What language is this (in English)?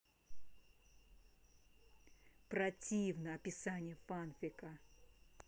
Russian